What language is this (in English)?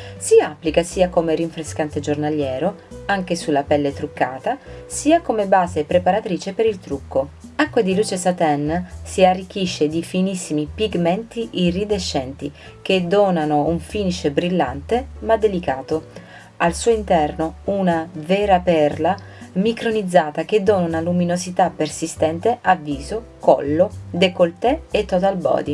Italian